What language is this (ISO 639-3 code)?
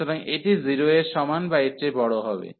ben